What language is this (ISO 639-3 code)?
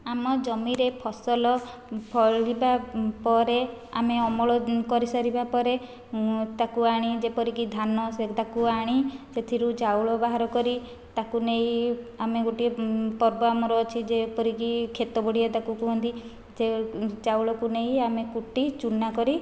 ori